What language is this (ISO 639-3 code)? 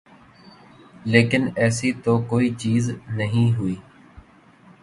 urd